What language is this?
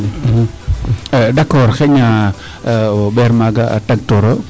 Serer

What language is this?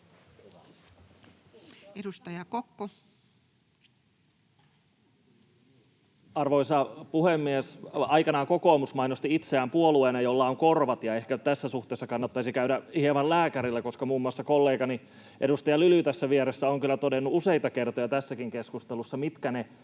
Finnish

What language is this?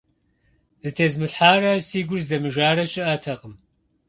Kabardian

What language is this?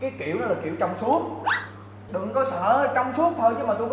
Vietnamese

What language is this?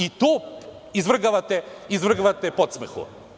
Serbian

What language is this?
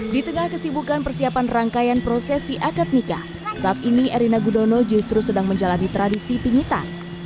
Indonesian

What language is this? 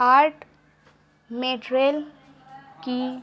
Urdu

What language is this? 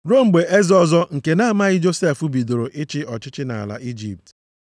Igbo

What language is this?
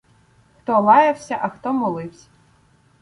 Ukrainian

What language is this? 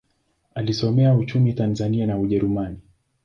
Swahili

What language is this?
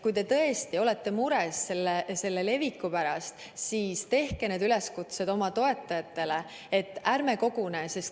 Estonian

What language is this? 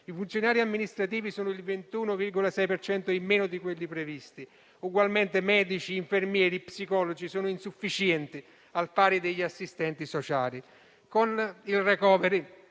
Italian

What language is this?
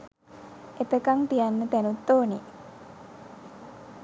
Sinhala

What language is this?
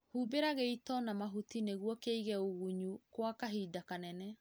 Kikuyu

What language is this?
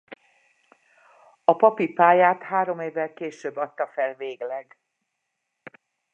Hungarian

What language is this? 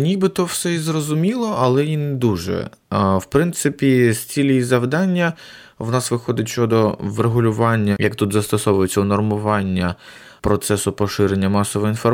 Ukrainian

